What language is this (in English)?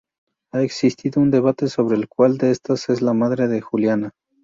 Spanish